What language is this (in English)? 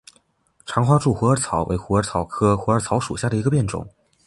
Chinese